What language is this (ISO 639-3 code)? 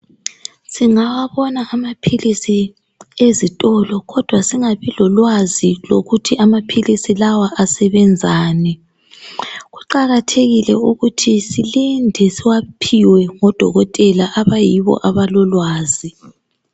nde